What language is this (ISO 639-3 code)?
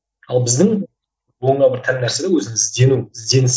kaz